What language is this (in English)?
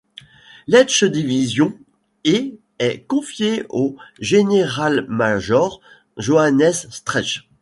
French